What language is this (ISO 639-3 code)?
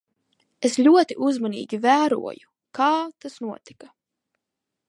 lav